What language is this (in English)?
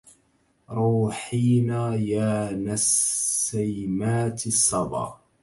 Arabic